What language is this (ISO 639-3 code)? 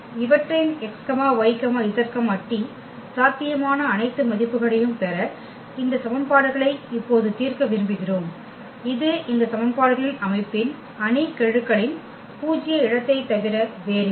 tam